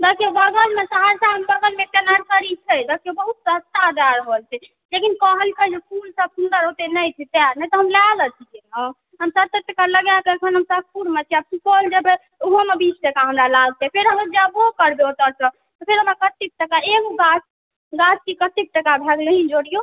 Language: Maithili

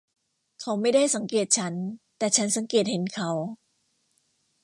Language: Thai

